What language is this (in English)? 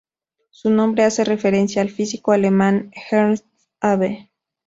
Spanish